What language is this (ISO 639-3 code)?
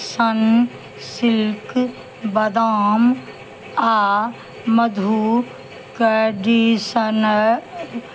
mai